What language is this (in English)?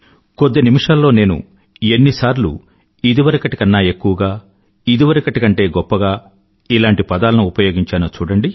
Telugu